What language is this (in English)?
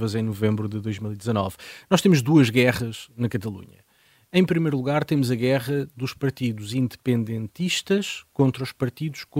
Portuguese